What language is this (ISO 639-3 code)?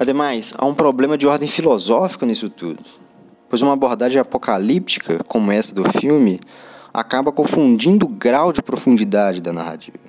por